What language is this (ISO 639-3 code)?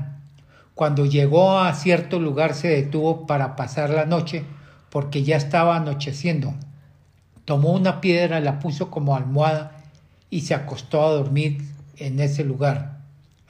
spa